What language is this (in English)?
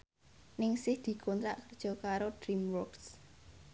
Javanese